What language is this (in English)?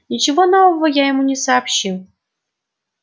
Russian